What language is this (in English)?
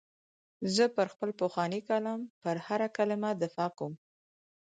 Pashto